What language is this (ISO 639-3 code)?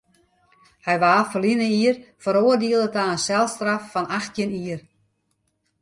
fry